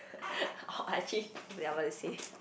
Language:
English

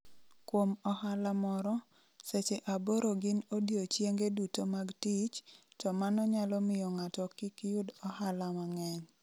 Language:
Luo (Kenya and Tanzania)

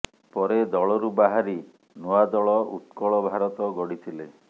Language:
Odia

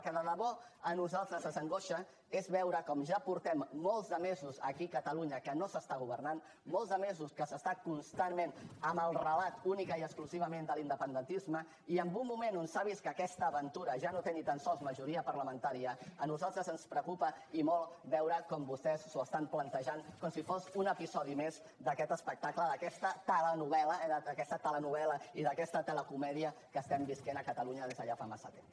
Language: Catalan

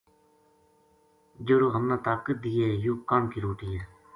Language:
Gujari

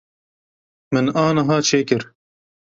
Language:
Kurdish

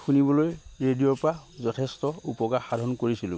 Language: Assamese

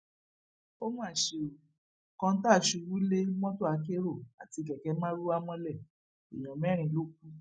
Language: Yoruba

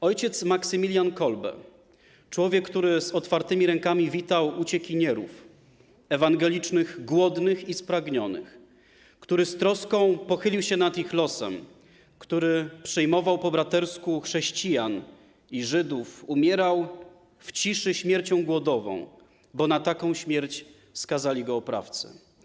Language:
Polish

